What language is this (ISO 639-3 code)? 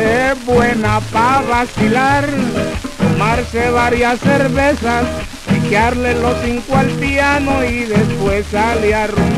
spa